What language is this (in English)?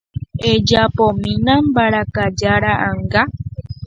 Guarani